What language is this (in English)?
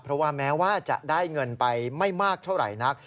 Thai